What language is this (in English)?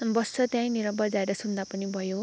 Nepali